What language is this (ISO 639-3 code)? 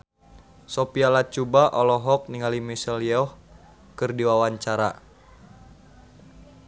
sun